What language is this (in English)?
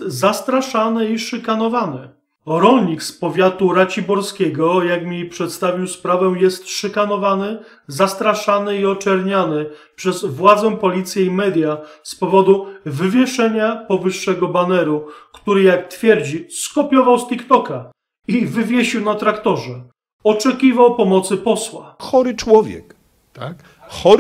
Polish